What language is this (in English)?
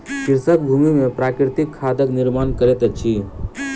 Maithili